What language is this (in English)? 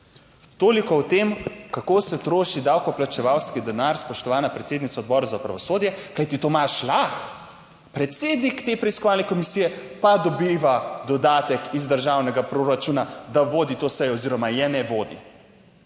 Slovenian